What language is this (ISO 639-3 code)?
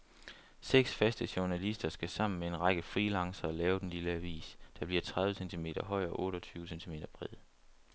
dan